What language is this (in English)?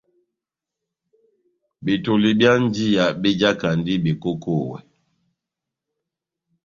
Batanga